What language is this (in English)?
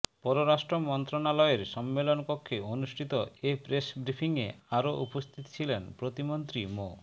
Bangla